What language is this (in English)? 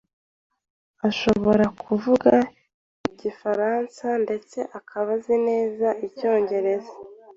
Kinyarwanda